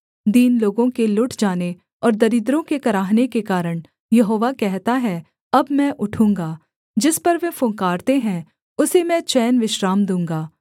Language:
Hindi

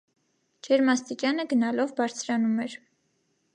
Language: Armenian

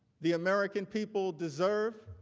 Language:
English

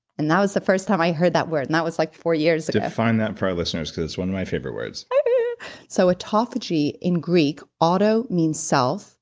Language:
English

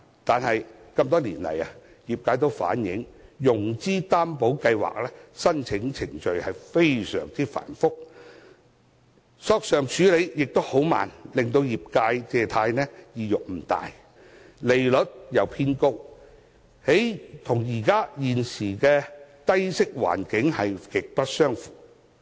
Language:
Cantonese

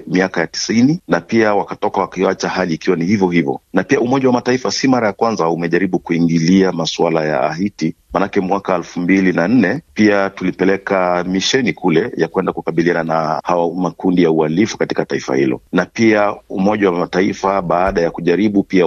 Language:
Swahili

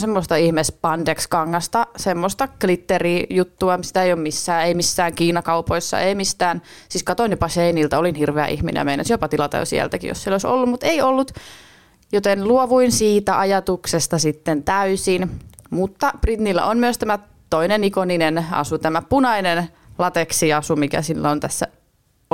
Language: Finnish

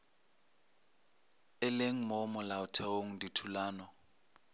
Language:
Northern Sotho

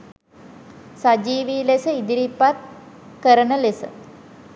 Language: Sinhala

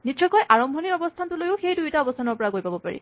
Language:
Assamese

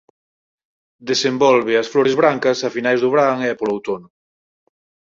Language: Galician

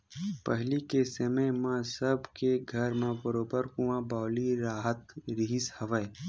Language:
Chhattisgarhi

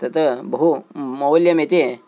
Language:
Sanskrit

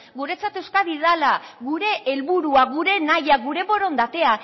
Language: Basque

